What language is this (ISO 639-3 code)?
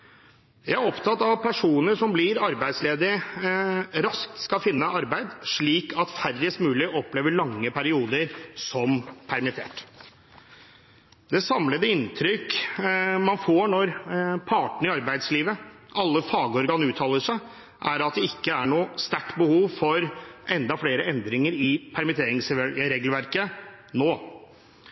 nob